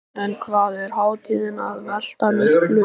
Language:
Icelandic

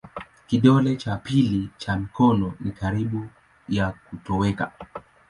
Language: Swahili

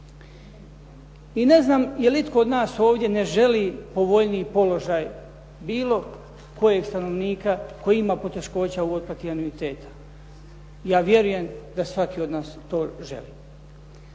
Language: Croatian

